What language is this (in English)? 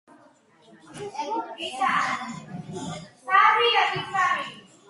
Georgian